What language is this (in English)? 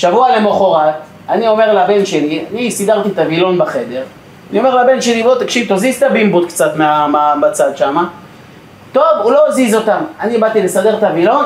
Hebrew